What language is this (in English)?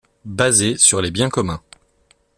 French